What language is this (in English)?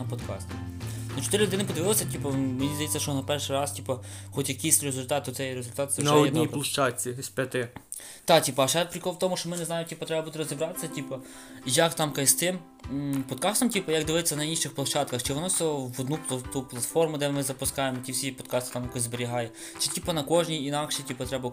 Ukrainian